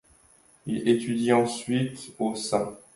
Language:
French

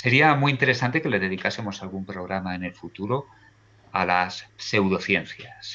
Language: Spanish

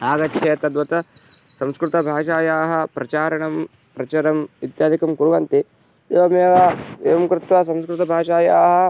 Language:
Sanskrit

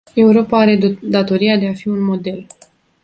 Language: Romanian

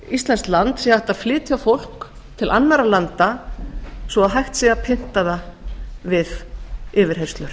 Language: Icelandic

